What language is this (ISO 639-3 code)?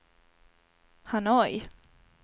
swe